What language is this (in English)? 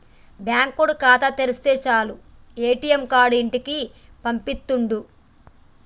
Telugu